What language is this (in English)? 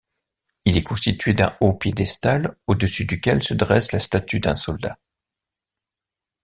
French